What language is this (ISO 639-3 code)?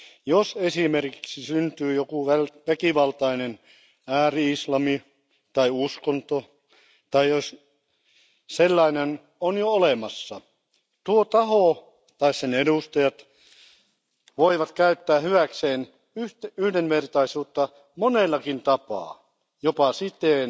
fin